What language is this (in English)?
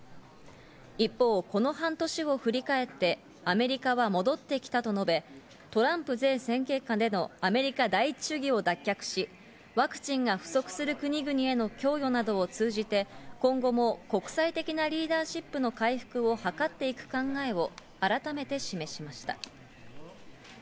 Japanese